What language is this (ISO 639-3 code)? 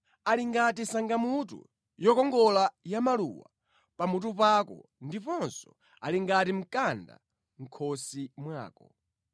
nya